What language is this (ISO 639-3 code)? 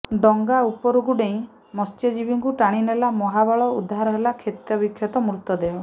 ori